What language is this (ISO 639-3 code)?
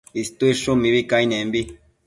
mcf